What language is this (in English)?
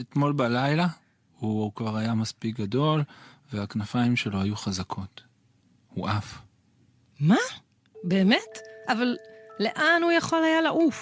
Hebrew